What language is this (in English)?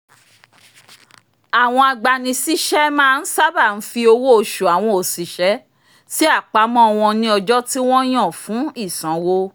Yoruba